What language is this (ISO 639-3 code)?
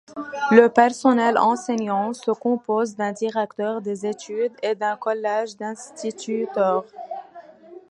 fra